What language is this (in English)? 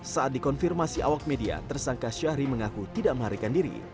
Indonesian